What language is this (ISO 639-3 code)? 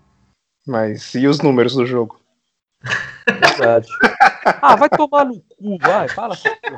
por